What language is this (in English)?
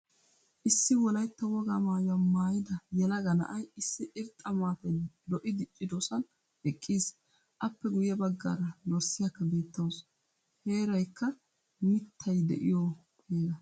Wolaytta